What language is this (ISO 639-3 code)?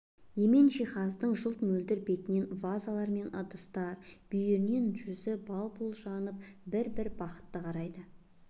kaz